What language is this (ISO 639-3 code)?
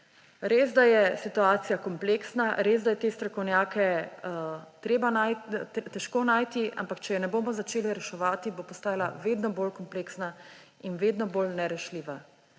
slv